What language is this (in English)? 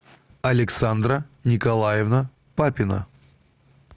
Russian